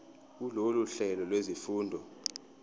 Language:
Zulu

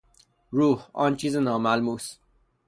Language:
Persian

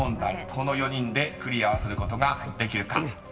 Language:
Japanese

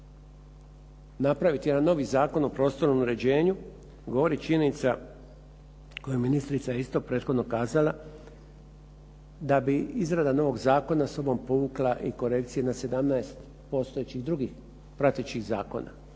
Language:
Croatian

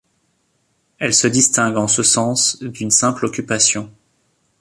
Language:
French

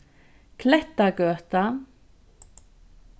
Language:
Faroese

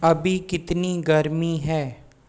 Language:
Hindi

